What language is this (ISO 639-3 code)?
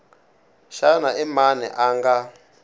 tso